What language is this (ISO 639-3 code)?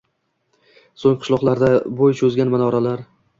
uzb